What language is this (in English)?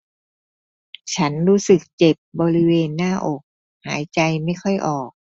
Thai